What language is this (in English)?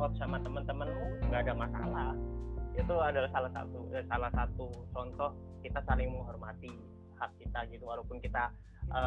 Indonesian